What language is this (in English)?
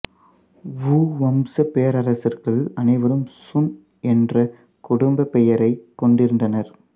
Tamil